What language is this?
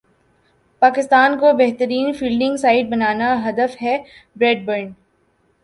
Urdu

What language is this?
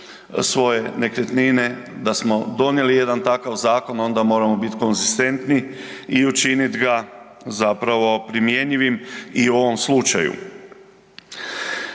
Croatian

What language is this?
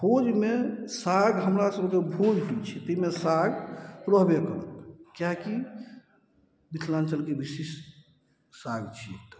Maithili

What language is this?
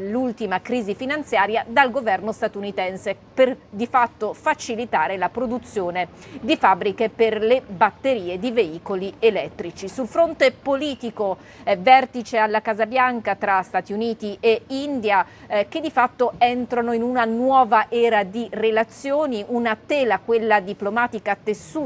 Italian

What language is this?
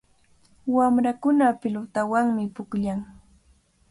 Cajatambo North Lima Quechua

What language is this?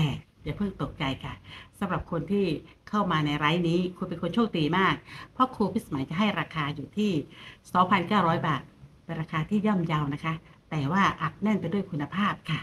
Thai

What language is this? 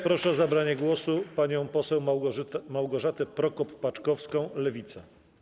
Polish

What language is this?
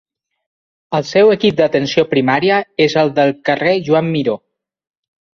Catalan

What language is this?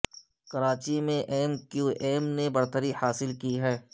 Urdu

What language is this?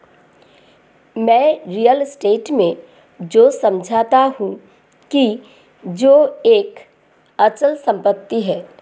Hindi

